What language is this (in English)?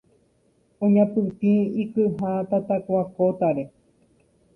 Guarani